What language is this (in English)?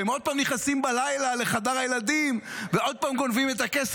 Hebrew